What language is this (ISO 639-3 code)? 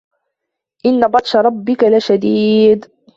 ara